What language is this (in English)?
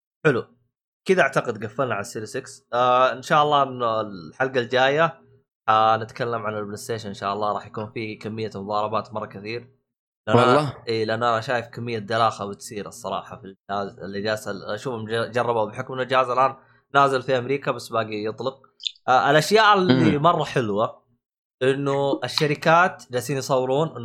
Arabic